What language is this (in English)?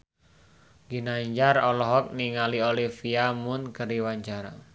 Sundanese